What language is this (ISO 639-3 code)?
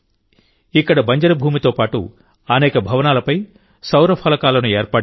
tel